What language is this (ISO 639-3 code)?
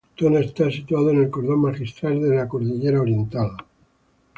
spa